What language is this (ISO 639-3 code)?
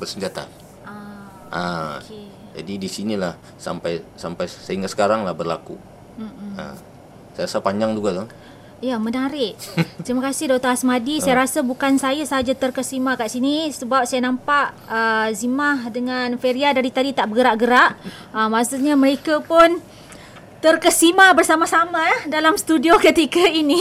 msa